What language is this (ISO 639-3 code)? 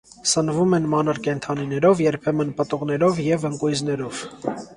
hye